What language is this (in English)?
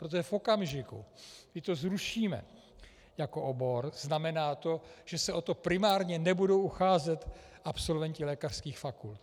Czech